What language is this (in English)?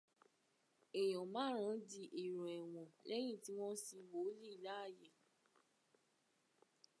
Yoruba